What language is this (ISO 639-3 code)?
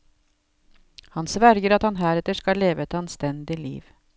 nor